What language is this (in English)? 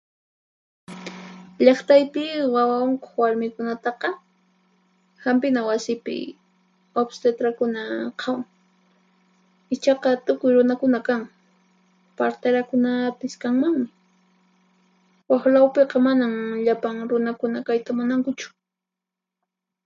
Puno Quechua